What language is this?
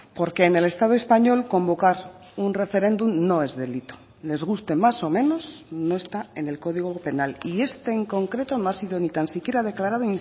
Spanish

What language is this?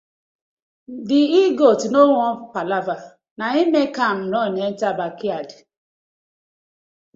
Nigerian Pidgin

